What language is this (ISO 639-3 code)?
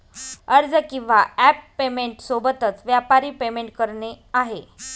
mar